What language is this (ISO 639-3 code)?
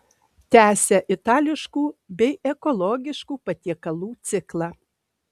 lit